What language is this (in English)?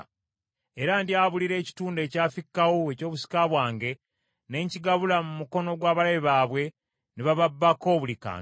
Ganda